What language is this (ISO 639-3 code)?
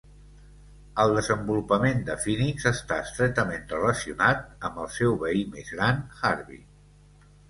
cat